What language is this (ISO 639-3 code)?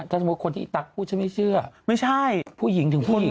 tha